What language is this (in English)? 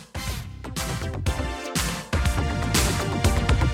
German